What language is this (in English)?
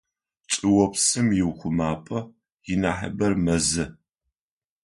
Adyghe